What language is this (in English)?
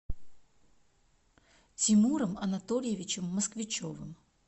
Russian